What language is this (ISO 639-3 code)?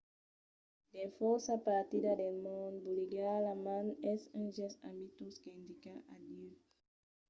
oci